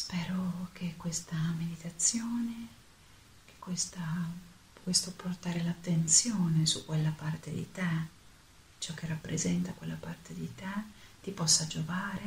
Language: Italian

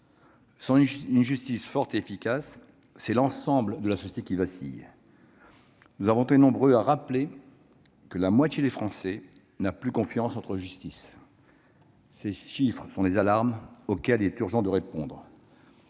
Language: French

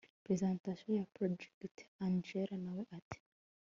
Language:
Kinyarwanda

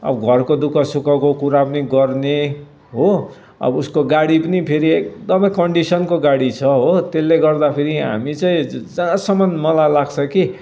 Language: Nepali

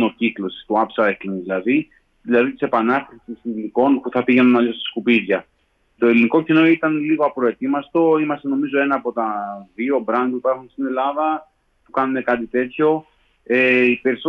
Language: Greek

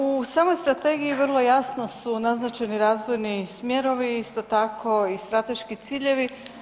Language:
Croatian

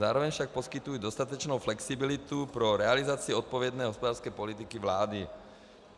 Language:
Czech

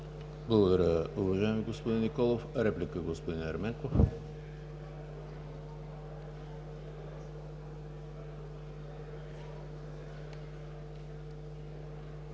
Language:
Bulgarian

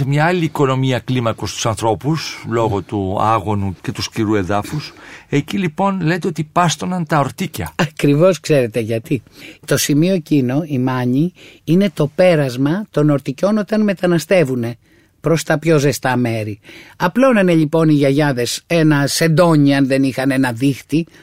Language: Greek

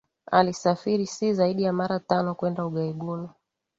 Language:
Swahili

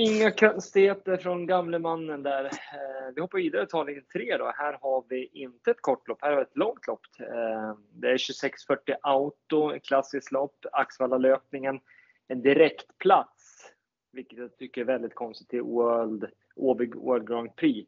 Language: Swedish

